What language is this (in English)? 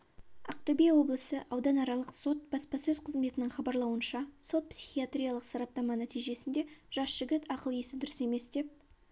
Kazakh